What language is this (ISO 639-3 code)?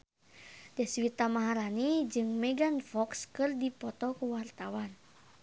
sun